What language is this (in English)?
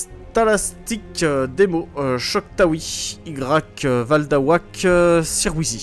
French